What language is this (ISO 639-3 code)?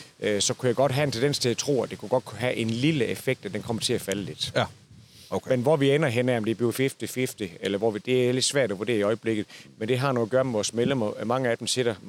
dan